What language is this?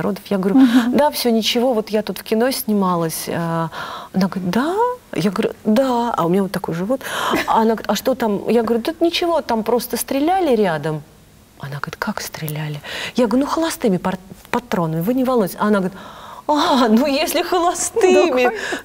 Russian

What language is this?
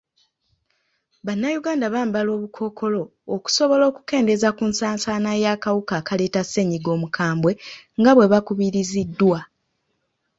Ganda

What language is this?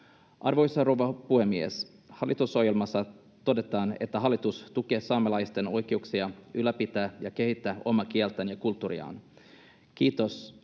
Finnish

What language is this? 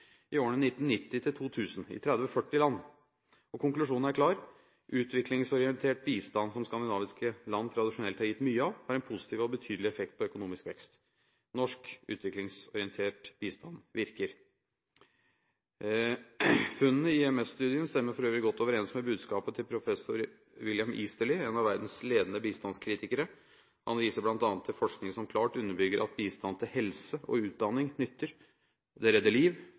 Norwegian Bokmål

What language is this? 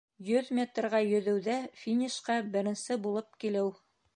Bashkir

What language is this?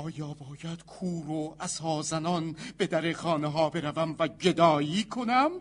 Persian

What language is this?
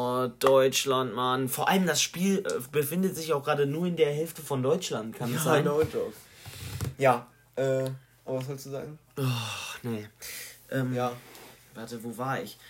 German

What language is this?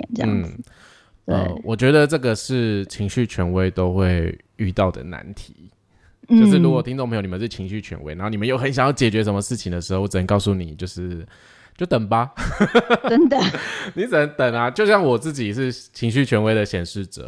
Chinese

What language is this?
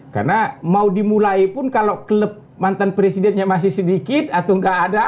Indonesian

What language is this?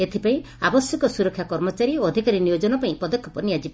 Odia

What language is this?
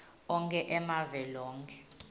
Swati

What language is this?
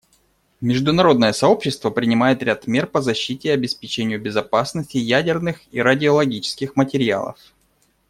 Russian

